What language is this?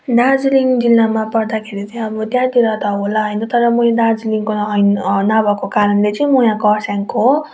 Nepali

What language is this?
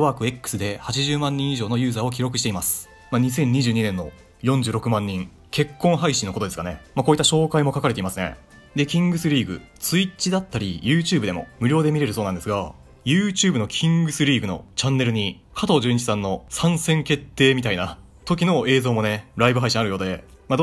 Japanese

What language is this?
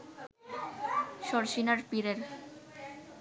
Bangla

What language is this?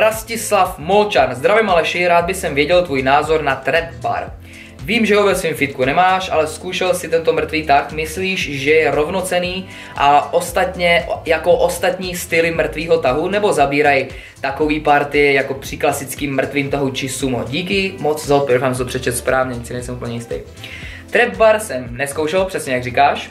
Czech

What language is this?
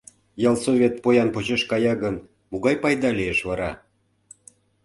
Mari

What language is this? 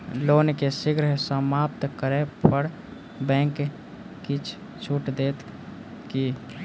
Maithili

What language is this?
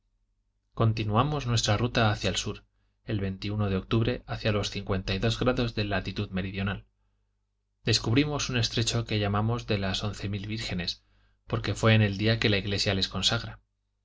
Spanish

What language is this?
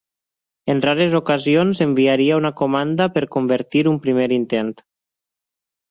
Catalan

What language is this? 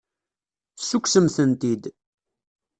Kabyle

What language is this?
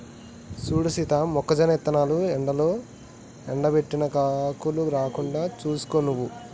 Telugu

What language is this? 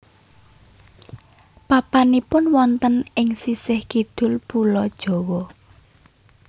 Javanese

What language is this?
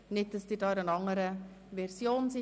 Swiss German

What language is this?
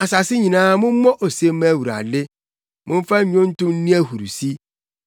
Akan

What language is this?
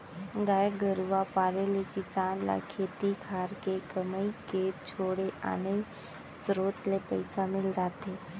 Chhattisgarhi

